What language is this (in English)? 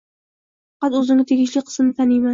Uzbek